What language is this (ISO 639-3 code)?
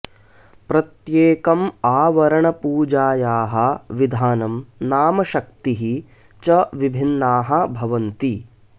san